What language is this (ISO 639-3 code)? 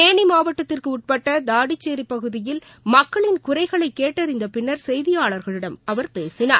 tam